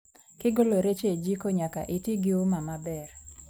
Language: Luo (Kenya and Tanzania)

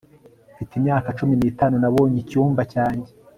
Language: Kinyarwanda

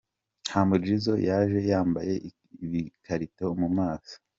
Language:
Kinyarwanda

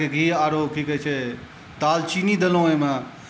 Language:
Maithili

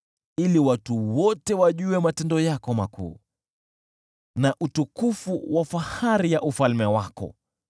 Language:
Swahili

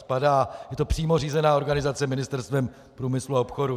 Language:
Czech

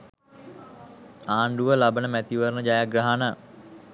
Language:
Sinhala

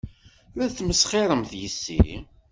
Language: Kabyle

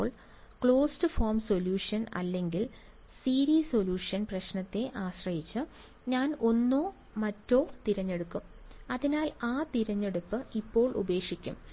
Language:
Malayalam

